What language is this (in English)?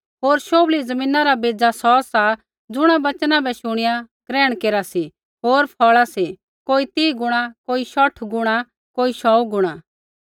Kullu Pahari